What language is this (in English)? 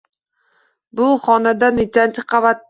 Uzbek